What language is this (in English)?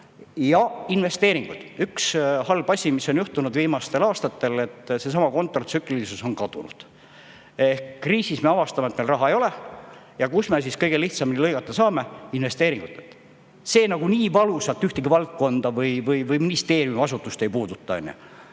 Estonian